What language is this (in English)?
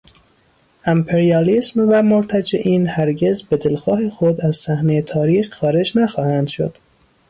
Persian